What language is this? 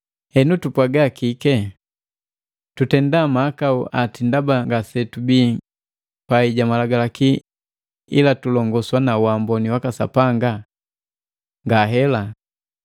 Matengo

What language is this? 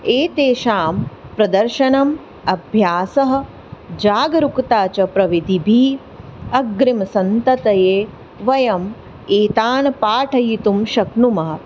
Sanskrit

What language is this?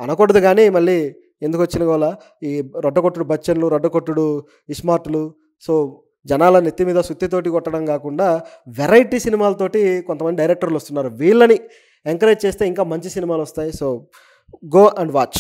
Telugu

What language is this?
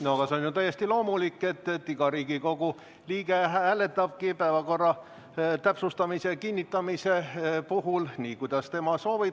Estonian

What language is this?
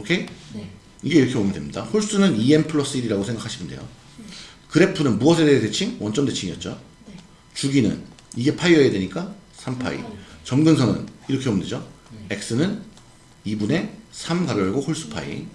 Korean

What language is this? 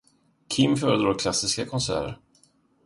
Swedish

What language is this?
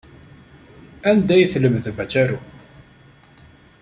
Kabyle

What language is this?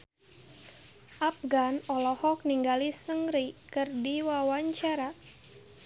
Sundanese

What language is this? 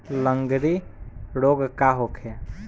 Bhojpuri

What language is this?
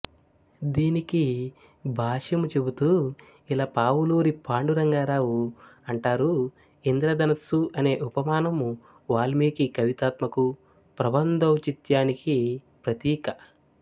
Telugu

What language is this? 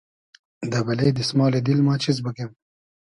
Hazaragi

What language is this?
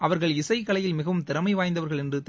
Tamil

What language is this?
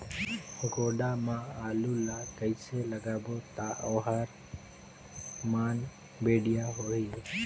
Chhattisgarhi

